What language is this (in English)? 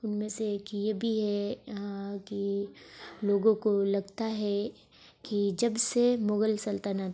Urdu